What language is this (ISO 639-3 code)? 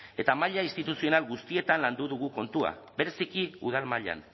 eus